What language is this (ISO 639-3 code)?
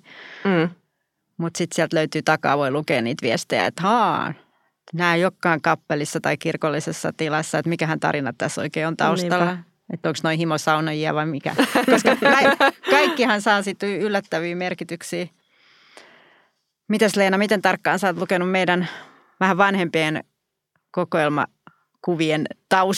fin